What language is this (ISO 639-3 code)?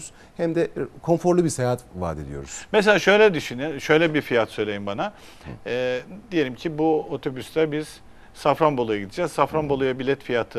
tur